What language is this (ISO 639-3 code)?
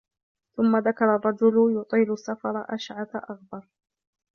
ara